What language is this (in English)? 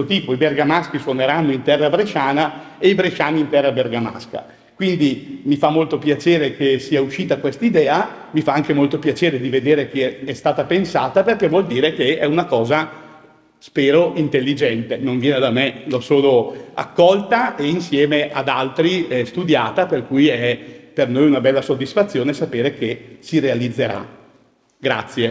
Italian